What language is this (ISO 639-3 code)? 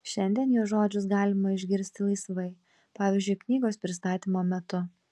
lit